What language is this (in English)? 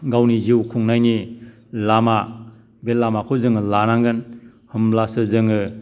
Bodo